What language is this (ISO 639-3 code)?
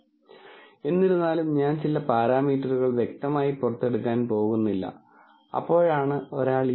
mal